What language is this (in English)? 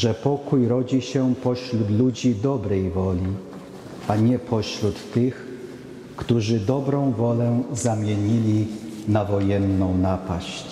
Polish